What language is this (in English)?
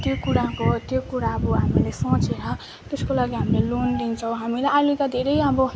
Nepali